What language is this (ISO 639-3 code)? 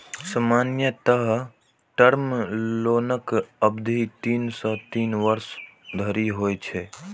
mai